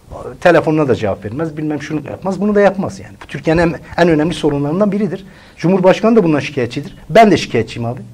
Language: Turkish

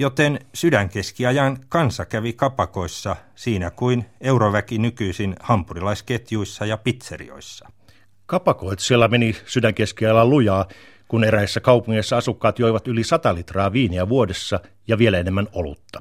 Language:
Finnish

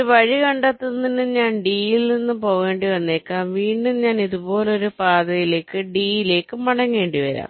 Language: Malayalam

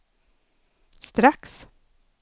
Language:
Swedish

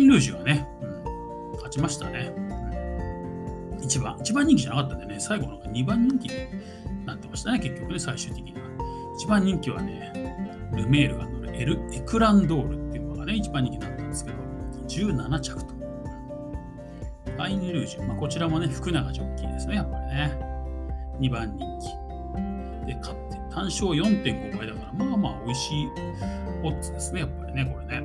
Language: Japanese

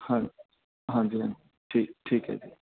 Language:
Punjabi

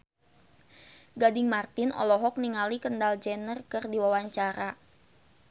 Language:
Sundanese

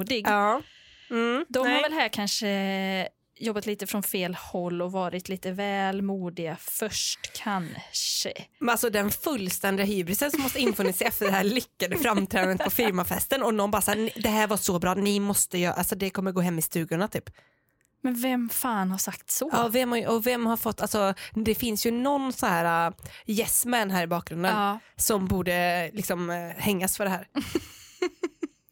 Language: Swedish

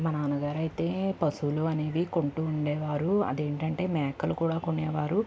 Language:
Telugu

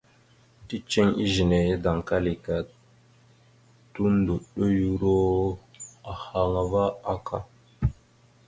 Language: Mada (Cameroon)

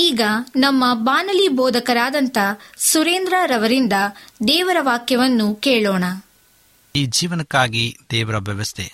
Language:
Kannada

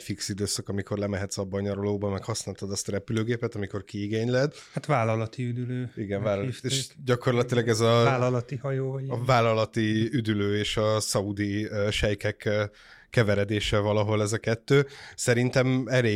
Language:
Hungarian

